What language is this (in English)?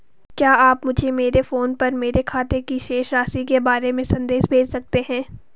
Hindi